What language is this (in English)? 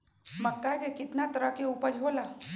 Magahi